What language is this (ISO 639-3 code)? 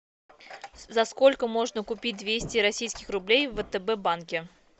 rus